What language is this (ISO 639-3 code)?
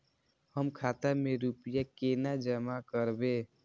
mai